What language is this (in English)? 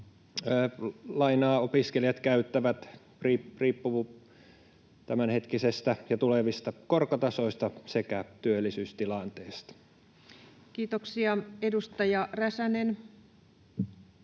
Finnish